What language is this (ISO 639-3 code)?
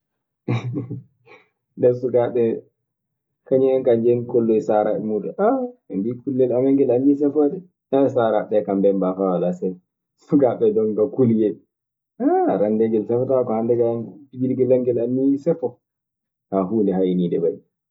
ffm